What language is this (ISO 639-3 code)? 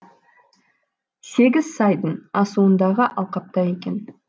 kaz